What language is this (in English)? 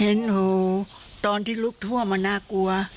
Thai